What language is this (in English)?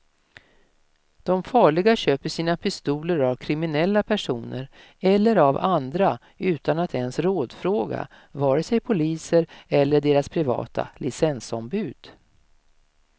Swedish